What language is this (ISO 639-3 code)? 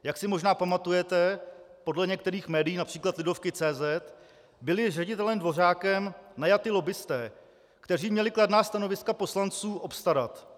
ces